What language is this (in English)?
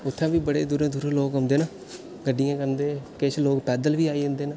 Dogri